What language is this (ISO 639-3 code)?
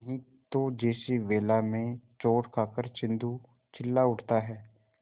hin